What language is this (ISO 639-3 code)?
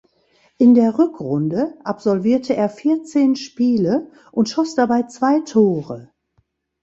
deu